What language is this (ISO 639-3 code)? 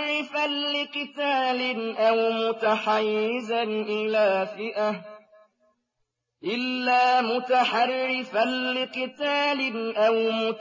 ara